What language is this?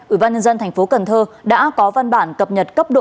Vietnamese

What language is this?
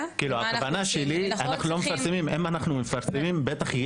Hebrew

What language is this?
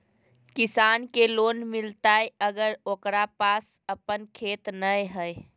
Magahi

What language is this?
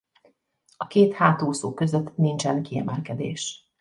Hungarian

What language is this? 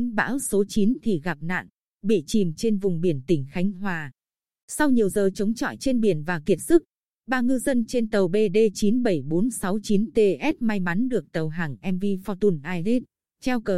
Vietnamese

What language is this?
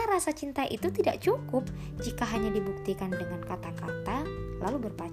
Indonesian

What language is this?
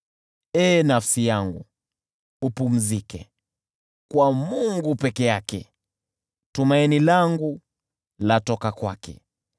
Swahili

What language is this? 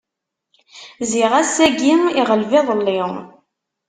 Kabyle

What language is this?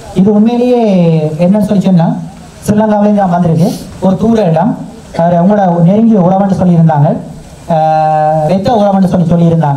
Tamil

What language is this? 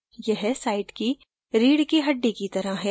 Hindi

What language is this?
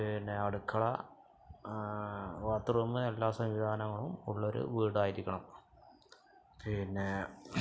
Malayalam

